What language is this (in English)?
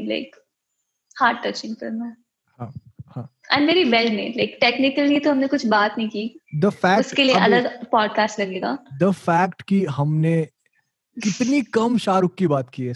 Hindi